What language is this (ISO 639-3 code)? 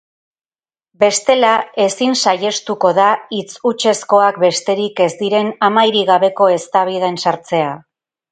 eus